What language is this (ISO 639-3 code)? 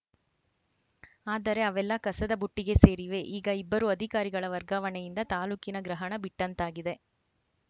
kan